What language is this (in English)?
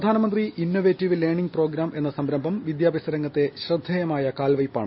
Malayalam